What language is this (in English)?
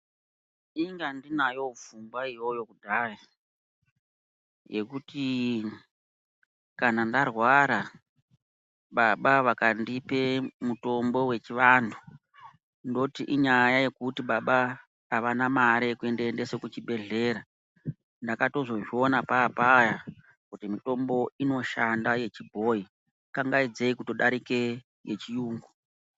Ndau